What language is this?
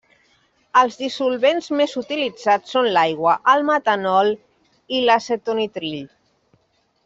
Catalan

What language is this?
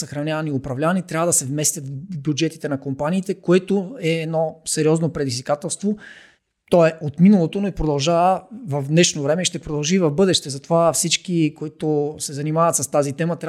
Bulgarian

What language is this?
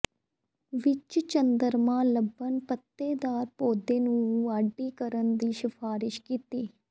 Punjabi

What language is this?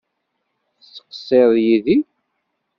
Kabyle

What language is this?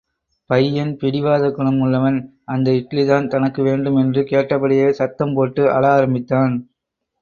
Tamil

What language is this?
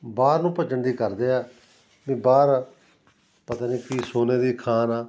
Punjabi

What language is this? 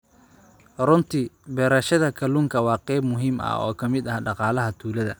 Somali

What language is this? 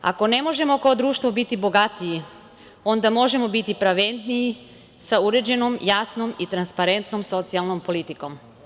Serbian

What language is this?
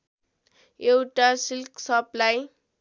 Nepali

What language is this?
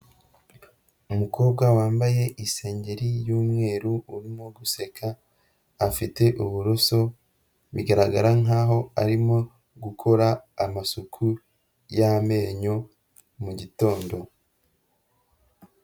Kinyarwanda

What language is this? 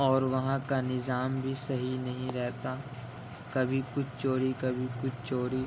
Urdu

